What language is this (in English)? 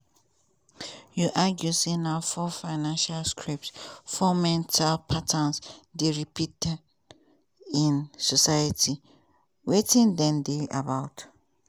Nigerian Pidgin